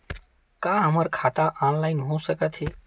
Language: Chhattisgarhi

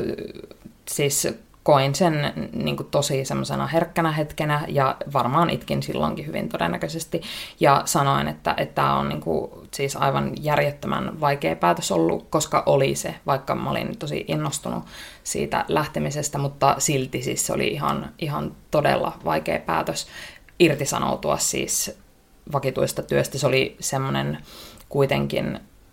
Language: Finnish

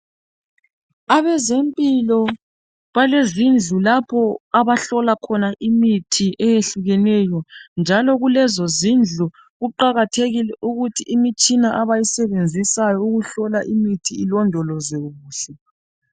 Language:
North Ndebele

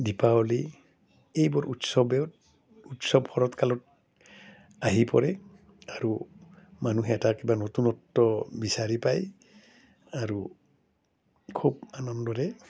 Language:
Assamese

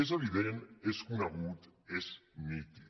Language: Catalan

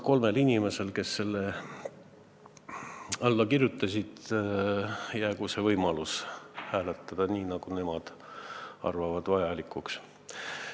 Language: Estonian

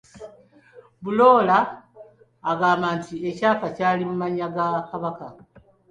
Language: Ganda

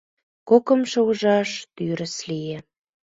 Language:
Mari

